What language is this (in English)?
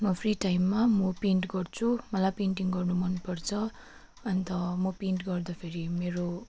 Nepali